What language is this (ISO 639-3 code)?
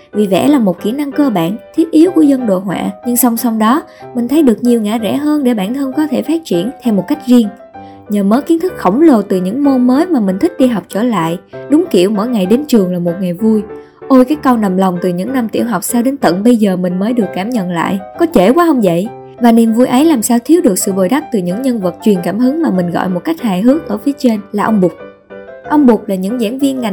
vie